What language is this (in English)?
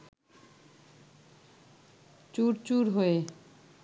Bangla